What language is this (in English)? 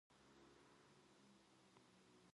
Korean